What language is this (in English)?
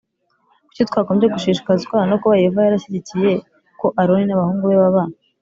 Kinyarwanda